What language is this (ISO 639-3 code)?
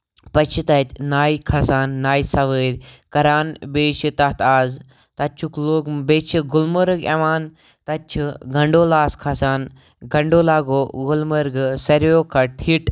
kas